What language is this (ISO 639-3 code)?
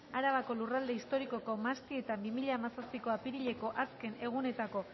eus